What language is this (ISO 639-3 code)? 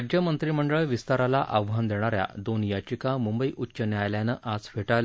mar